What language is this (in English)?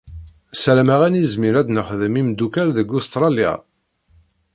Kabyle